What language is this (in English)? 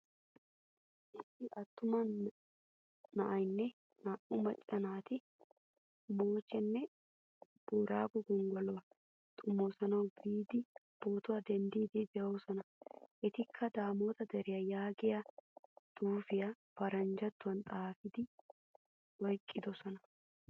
Wolaytta